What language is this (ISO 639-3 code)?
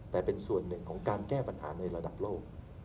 tha